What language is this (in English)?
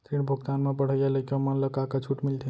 Chhattisgarhi